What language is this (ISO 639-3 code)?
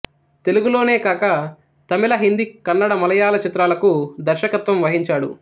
tel